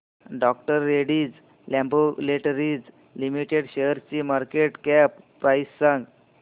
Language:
Marathi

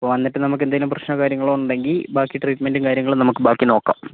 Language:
Malayalam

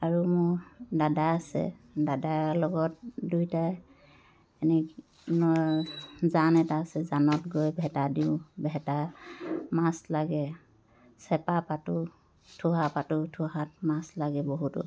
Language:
Assamese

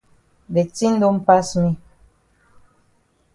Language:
Cameroon Pidgin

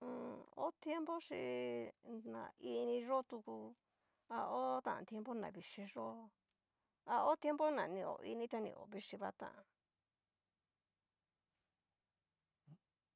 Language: Cacaloxtepec Mixtec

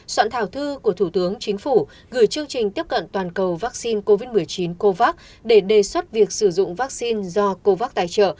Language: Vietnamese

